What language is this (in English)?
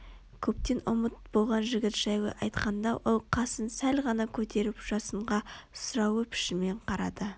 Kazakh